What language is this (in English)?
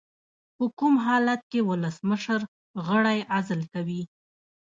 Pashto